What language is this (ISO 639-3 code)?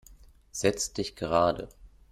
deu